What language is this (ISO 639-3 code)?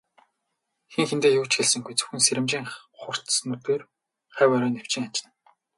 mon